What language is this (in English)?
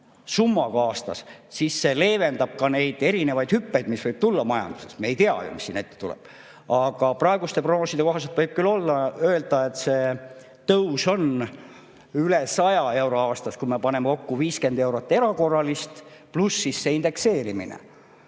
Estonian